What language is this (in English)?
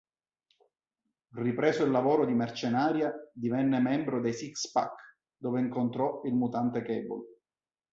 Italian